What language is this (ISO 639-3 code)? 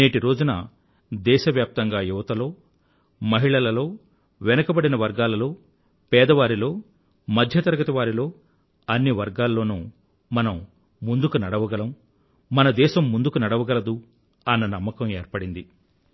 tel